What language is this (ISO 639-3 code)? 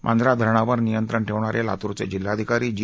mar